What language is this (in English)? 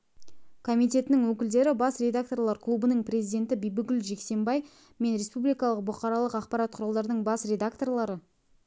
Kazakh